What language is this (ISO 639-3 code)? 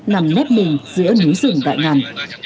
vie